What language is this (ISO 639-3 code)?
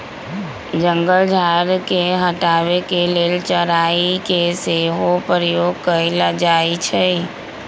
mag